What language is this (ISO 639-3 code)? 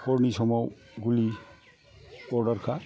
brx